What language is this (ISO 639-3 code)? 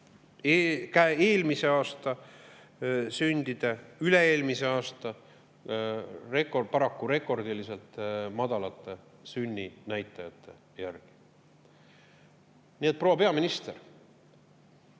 est